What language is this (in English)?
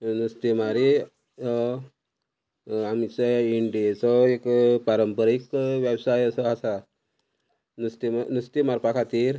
Konkani